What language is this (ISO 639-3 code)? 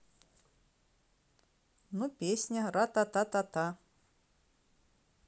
rus